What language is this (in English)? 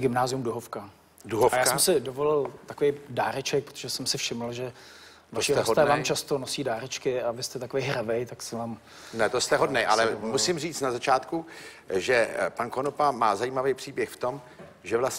Czech